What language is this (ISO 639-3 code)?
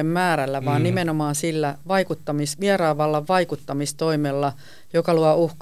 fin